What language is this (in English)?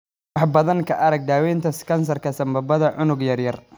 Somali